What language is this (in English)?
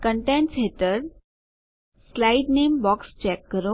Gujarati